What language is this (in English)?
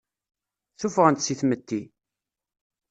Kabyle